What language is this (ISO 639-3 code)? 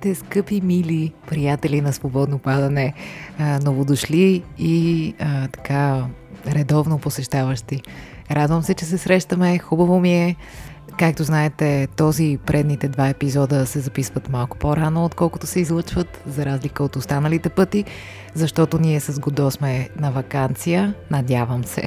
bul